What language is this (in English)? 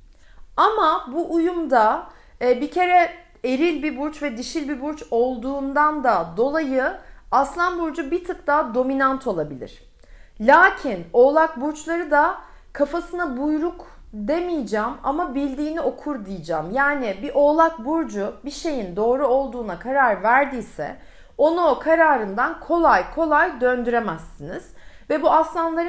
Turkish